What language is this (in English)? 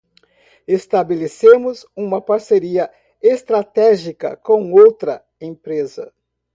Portuguese